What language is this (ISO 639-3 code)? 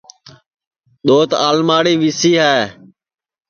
ssi